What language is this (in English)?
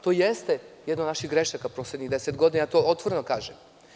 Serbian